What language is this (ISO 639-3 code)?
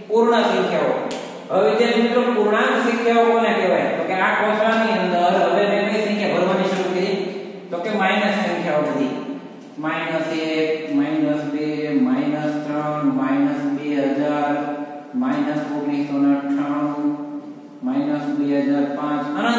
ind